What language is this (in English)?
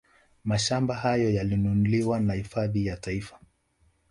Swahili